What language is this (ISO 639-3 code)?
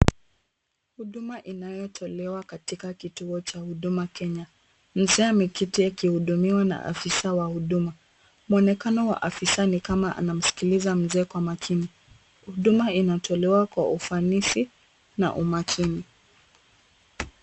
swa